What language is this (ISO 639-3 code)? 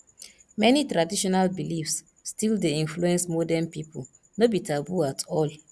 pcm